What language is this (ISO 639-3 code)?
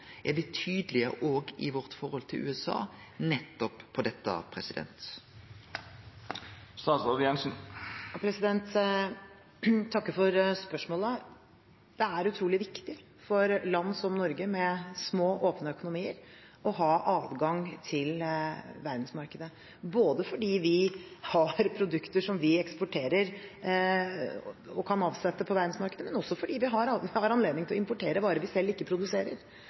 nor